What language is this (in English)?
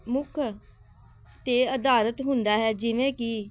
Punjabi